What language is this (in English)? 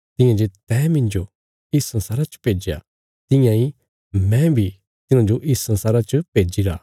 Bilaspuri